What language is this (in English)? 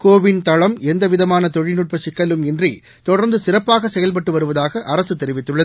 Tamil